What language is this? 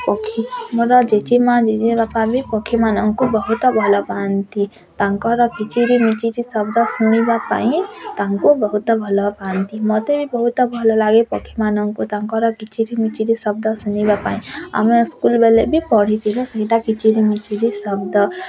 Odia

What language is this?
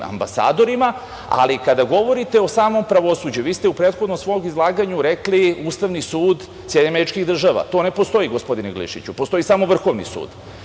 Serbian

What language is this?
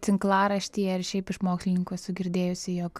Lithuanian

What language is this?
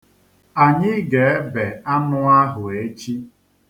Igbo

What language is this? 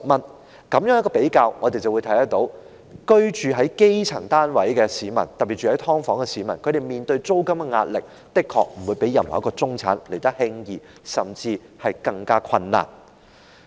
Cantonese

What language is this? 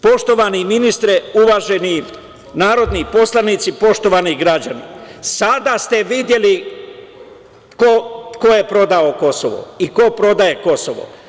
Serbian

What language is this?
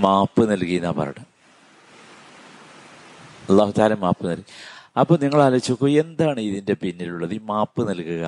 Malayalam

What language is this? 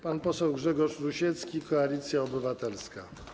Polish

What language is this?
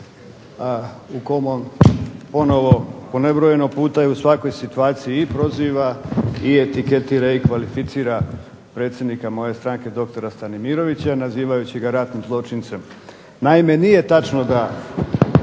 Croatian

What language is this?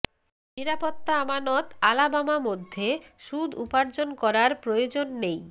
Bangla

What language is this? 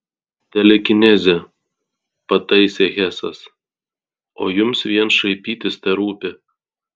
Lithuanian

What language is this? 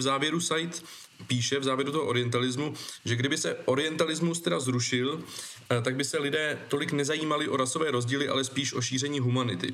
Czech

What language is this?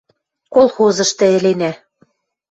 Western Mari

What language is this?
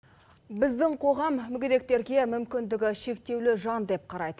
Kazakh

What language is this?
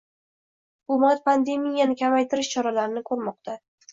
Uzbek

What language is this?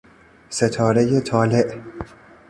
Persian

